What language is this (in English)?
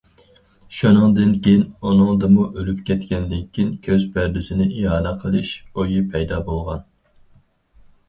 Uyghur